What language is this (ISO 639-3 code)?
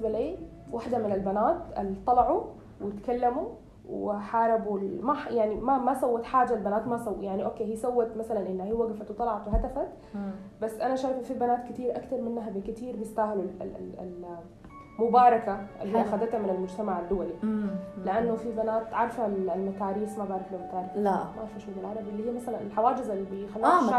ara